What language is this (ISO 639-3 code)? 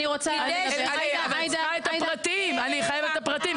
heb